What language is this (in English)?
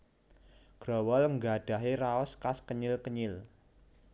Javanese